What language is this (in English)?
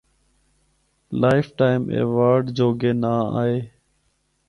Northern Hindko